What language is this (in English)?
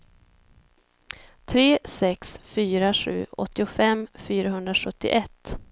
Swedish